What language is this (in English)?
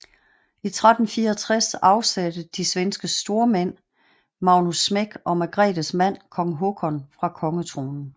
Danish